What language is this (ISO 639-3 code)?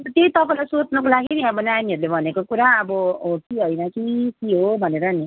nep